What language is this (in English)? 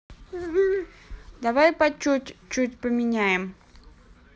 Russian